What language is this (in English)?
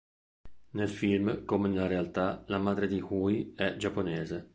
Italian